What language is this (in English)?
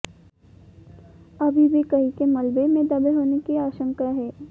Hindi